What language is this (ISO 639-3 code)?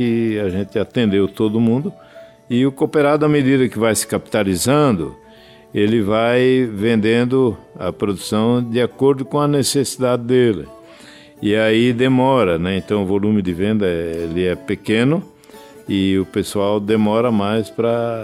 por